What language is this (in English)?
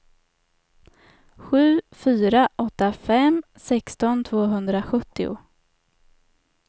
Swedish